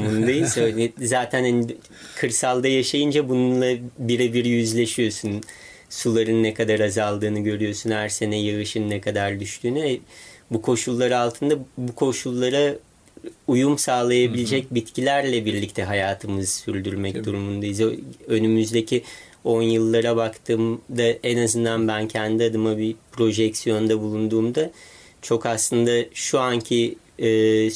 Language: Turkish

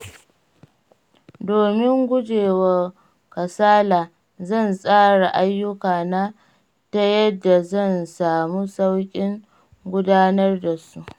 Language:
Hausa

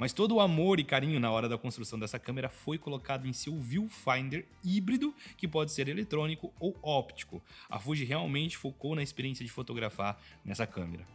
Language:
Portuguese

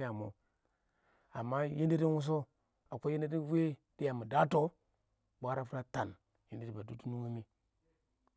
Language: Awak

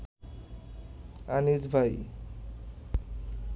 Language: Bangla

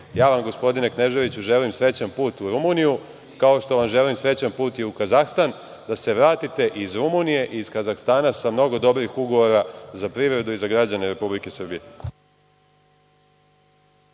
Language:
Serbian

